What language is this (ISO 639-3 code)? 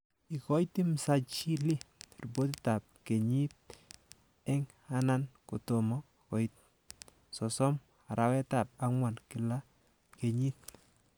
kln